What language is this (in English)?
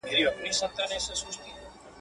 Pashto